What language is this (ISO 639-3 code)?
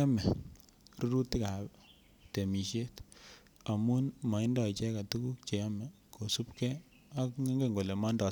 kln